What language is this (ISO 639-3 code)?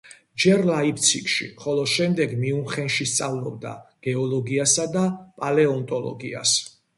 kat